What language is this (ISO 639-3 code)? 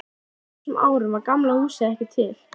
isl